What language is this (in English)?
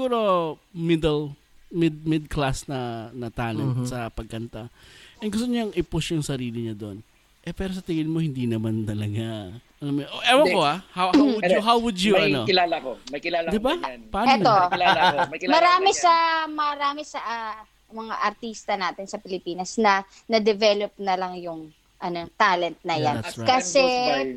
Filipino